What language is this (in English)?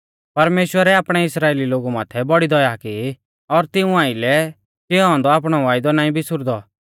Mahasu Pahari